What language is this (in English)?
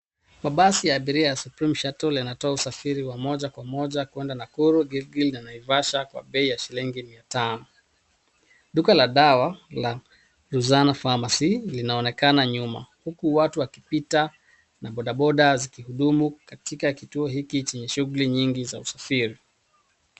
Swahili